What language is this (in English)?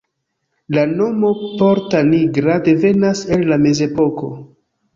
Esperanto